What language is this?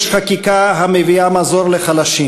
Hebrew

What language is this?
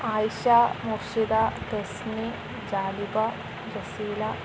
Malayalam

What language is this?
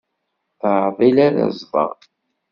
Kabyle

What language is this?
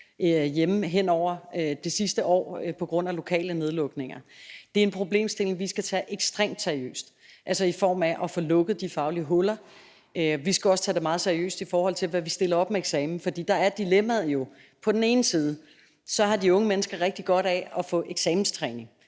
Danish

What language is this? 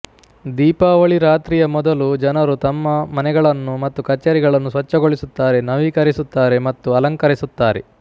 Kannada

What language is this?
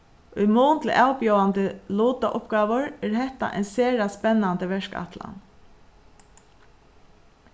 Faroese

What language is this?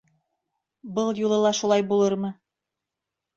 Bashkir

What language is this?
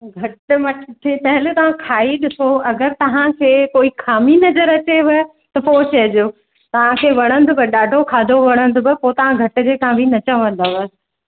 Sindhi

